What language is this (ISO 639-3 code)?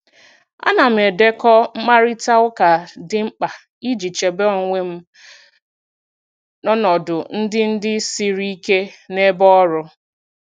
ibo